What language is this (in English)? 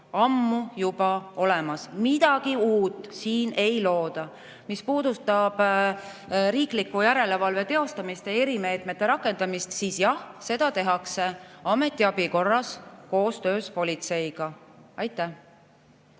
Estonian